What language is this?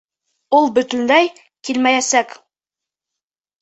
Bashkir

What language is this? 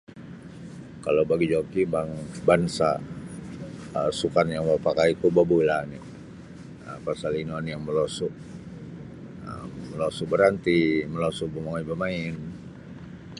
Sabah Bisaya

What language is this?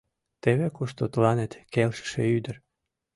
Mari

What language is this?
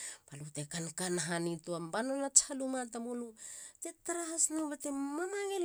Halia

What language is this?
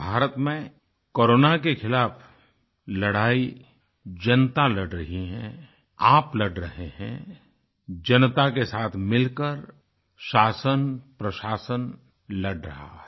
Hindi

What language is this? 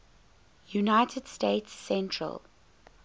English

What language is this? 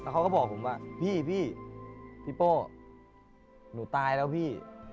Thai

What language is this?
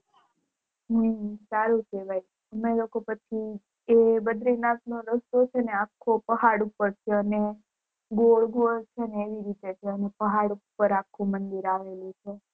Gujarati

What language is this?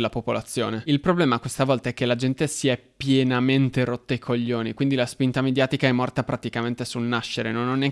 Italian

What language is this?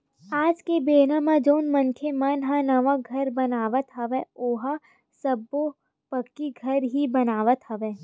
Chhattisgarhi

